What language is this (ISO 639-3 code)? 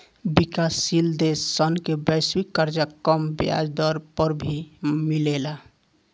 bho